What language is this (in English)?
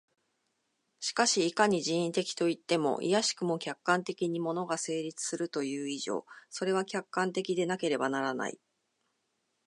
Japanese